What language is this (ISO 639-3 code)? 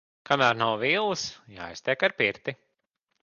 lav